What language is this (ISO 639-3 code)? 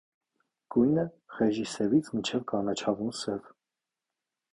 hye